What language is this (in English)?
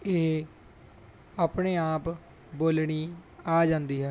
Punjabi